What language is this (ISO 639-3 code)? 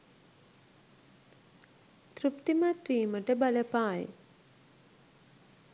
sin